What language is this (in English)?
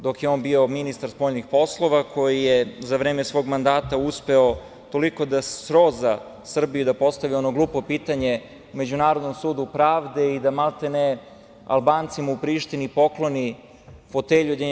Serbian